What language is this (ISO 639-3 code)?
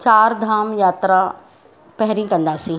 snd